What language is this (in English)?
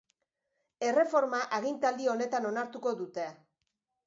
Basque